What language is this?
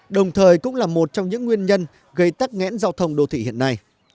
Vietnamese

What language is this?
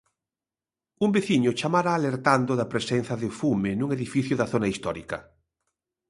Galician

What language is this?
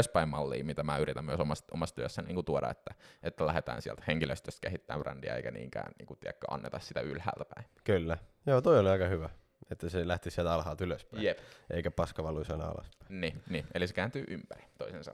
Finnish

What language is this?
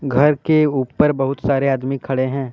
Hindi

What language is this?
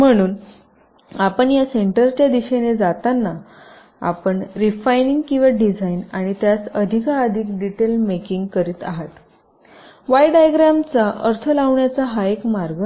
Marathi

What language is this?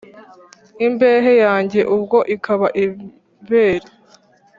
Kinyarwanda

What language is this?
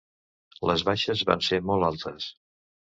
Catalan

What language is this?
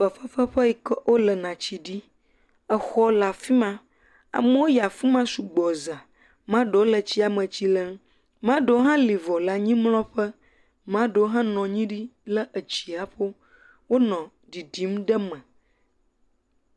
Ewe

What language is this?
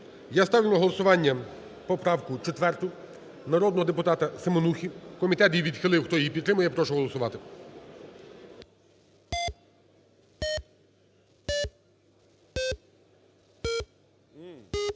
Ukrainian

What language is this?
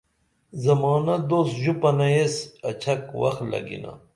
Dameli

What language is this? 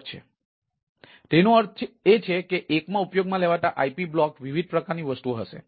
Gujarati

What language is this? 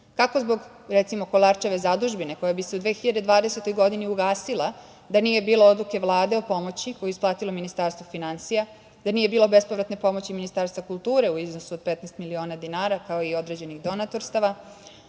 Serbian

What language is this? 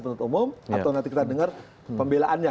Indonesian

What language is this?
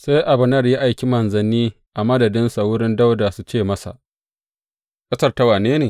Hausa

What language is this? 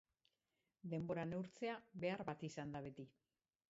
Basque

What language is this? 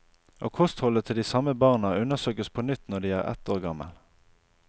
Norwegian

